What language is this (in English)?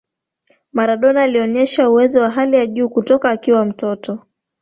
Swahili